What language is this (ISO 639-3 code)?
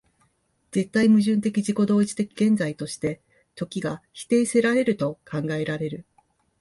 jpn